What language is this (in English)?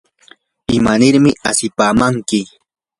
Yanahuanca Pasco Quechua